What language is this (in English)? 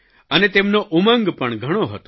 Gujarati